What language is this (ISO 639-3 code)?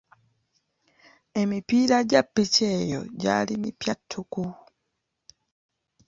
lug